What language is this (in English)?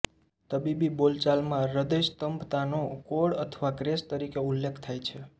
Gujarati